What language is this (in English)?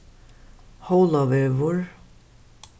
Faroese